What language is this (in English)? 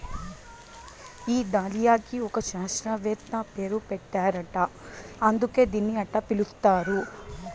Telugu